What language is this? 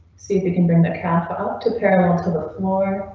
English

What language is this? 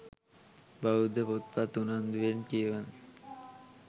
Sinhala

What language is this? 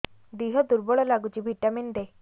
Odia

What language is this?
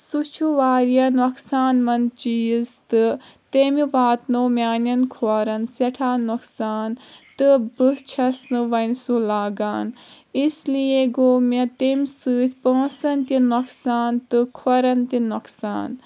Kashmiri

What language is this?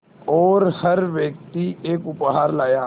Hindi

